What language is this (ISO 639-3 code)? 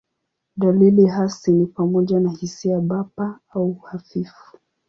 swa